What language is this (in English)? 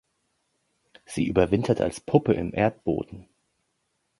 German